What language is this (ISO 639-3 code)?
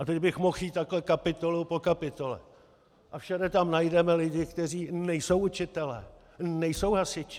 ces